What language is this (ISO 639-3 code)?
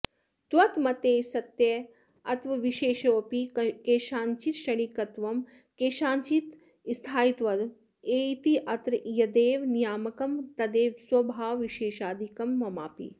san